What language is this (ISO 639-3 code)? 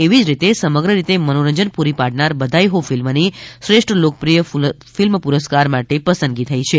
guj